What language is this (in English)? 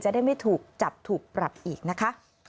Thai